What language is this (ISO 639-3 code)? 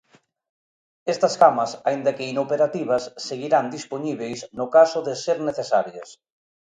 glg